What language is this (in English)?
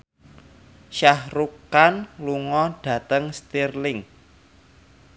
Javanese